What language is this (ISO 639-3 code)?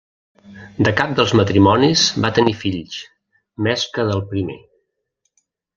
cat